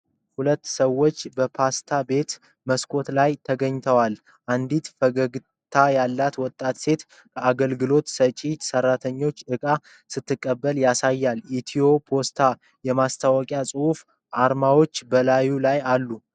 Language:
Amharic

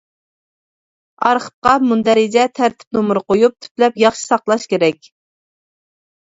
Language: Uyghur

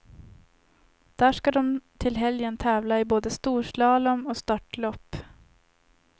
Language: Swedish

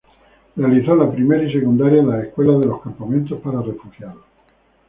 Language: Spanish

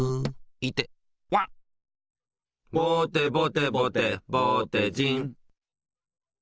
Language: Japanese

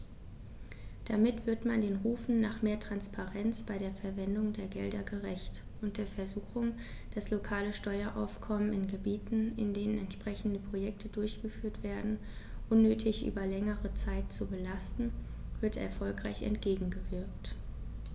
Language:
German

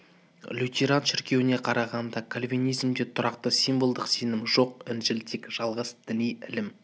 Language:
Kazakh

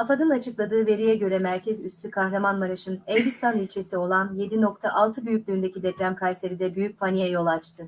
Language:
Turkish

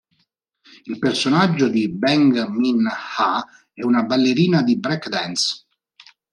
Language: Italian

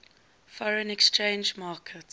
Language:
English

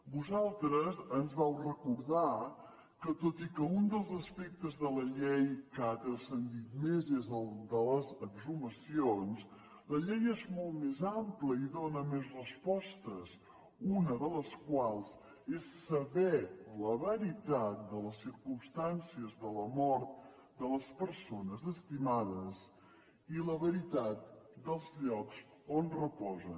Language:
Catalan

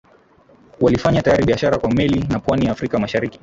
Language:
Swahili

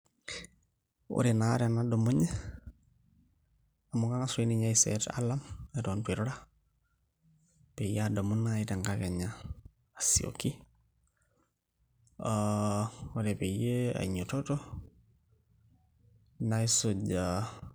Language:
Masai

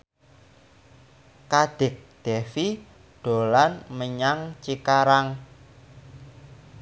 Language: Javanese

